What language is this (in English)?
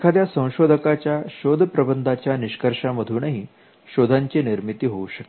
Marathi